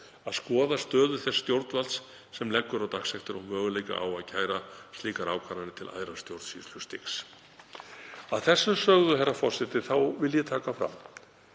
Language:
Icelandic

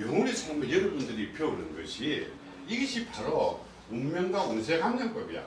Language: Korean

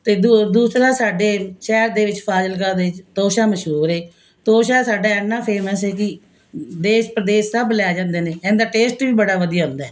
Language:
Punjabi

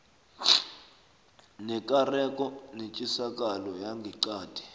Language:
South Ndebele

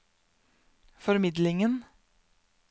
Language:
Norwegian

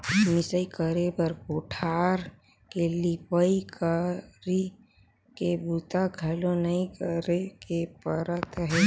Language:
Chhattisgarhi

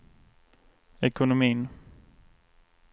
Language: Swedish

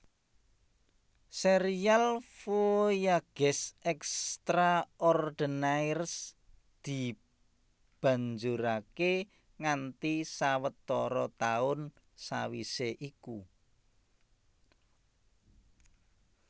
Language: Javanese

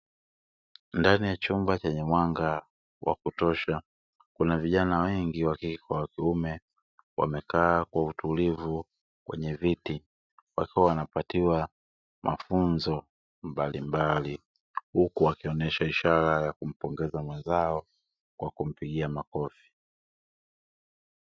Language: Swahili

